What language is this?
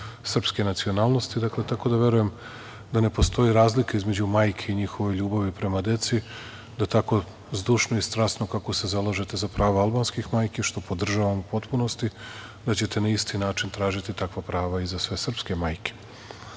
Serbian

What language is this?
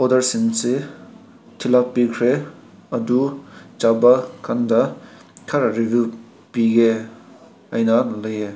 Manipuri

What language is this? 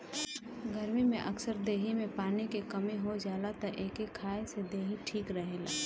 Bhojpuri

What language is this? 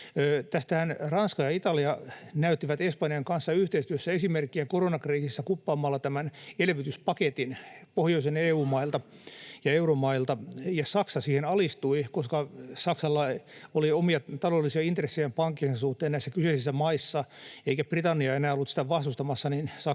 Finnish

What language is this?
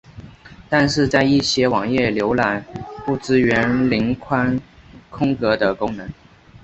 Chinese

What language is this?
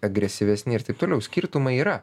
Lithuanian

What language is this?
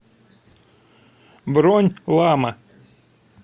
Russian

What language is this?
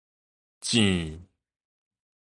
Min Nan Chinese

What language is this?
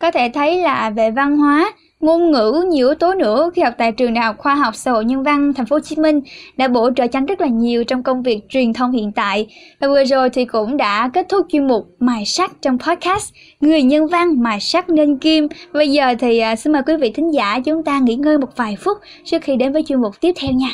Vietnamese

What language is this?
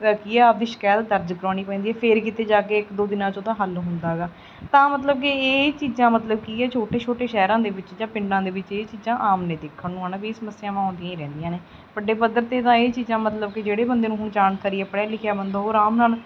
Punjabi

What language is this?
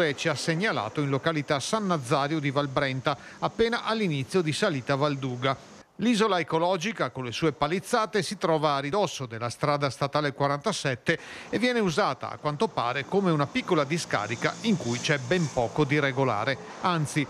Italian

